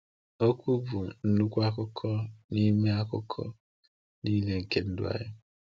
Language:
Igbo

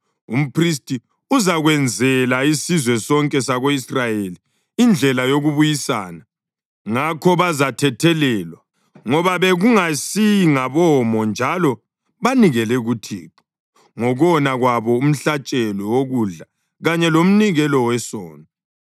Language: North Ndebele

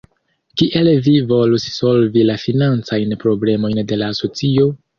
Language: Esperanto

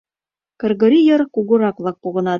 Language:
Mari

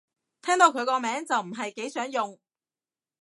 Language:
Cantonese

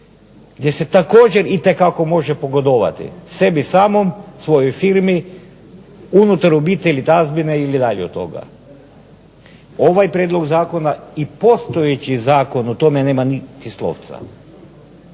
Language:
Croatian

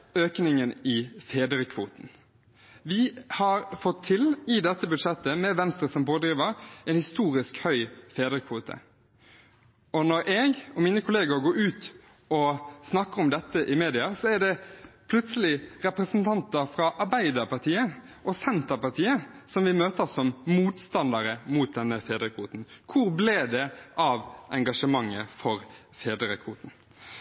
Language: Norwegian Bokmål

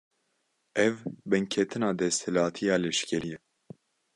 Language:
Kurdish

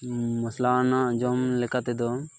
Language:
Santali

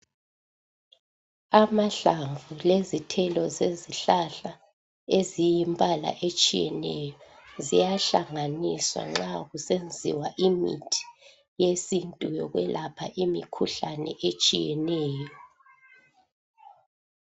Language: North Ndebele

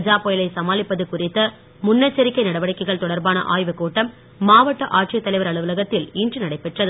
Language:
Tamil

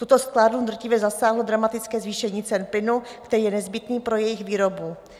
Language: Czech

